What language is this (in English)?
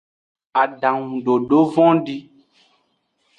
Aja (Benin)